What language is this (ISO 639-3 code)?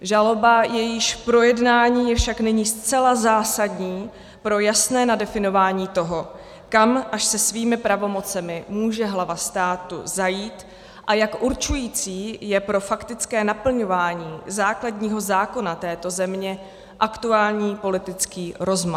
ces